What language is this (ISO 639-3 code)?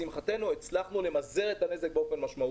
heb